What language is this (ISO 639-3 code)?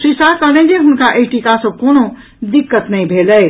mai